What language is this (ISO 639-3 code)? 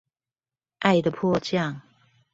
zho